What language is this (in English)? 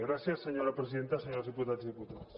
Catalan